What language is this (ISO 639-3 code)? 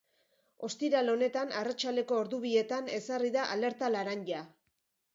eus